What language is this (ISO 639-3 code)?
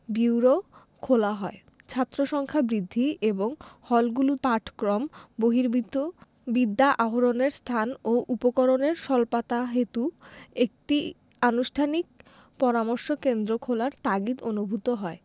ben